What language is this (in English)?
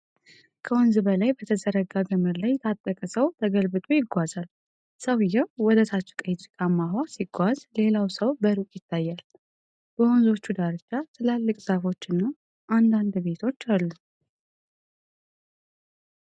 Amharic